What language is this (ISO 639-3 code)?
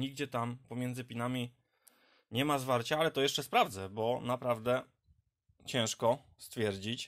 pol